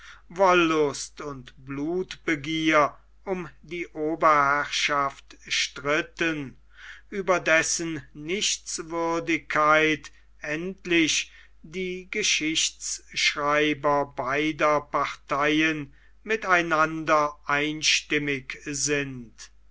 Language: German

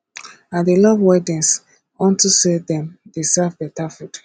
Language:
Nigerian Pidgin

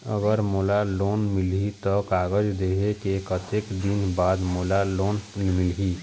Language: Chhattisgarhi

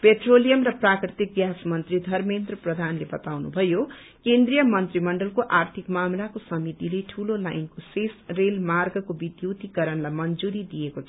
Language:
Nepali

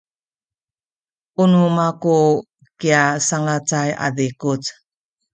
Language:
Sakizaya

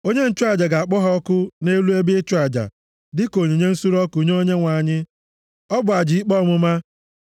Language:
Igbo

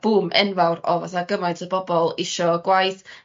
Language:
Welsh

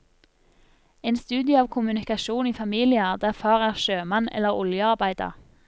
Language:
Norwegian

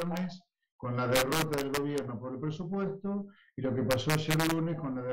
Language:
Spanish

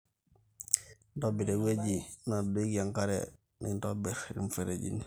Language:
Masai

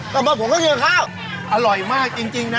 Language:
Thai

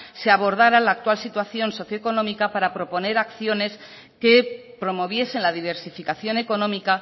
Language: Spanish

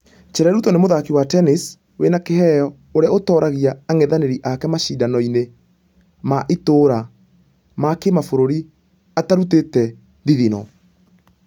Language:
Kikuyu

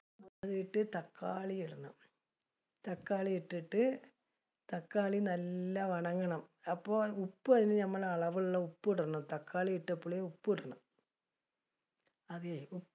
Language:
Malayalam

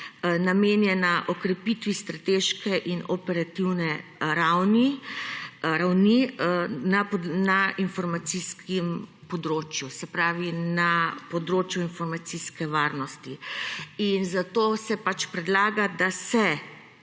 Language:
Slovenian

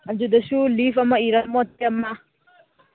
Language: Manipuri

